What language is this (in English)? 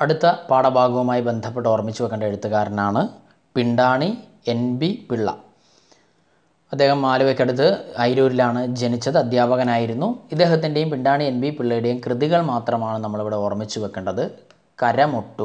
Hindi